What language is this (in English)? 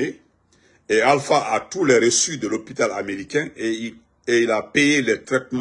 French